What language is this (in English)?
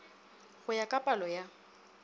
Northern Sotho